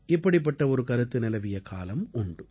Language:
Tamil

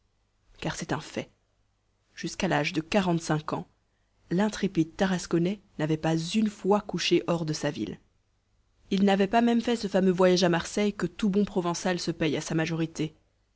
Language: French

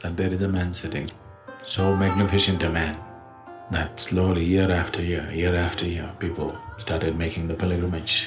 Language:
English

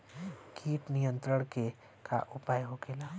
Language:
Bhojpuri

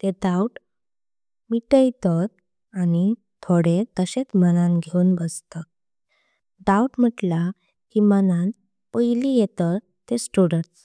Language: Konkani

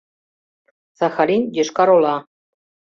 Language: Mari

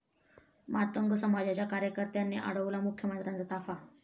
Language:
Marathi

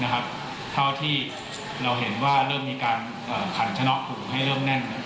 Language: Thai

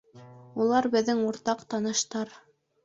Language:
Bashkir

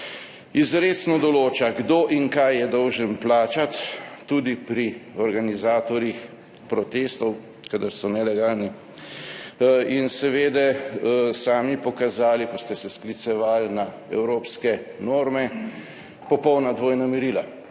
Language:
Slovenian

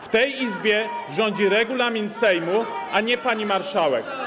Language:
Polish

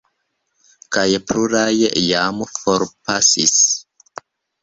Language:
Esperanto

